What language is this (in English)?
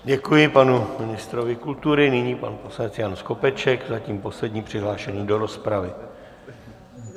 Czech